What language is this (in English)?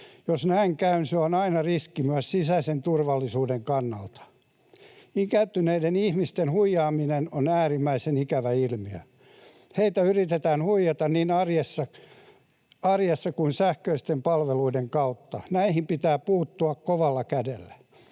Finnish